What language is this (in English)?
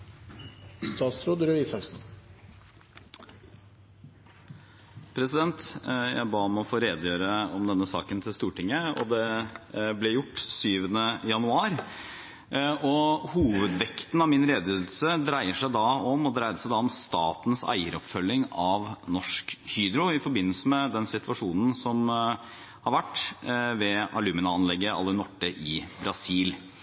Norwegian Bokmål